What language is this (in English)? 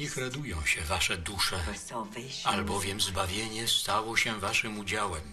Polish